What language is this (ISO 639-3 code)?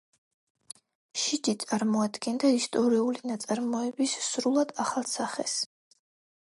kat